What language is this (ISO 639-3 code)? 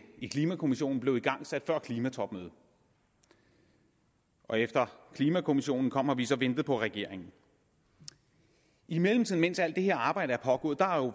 dan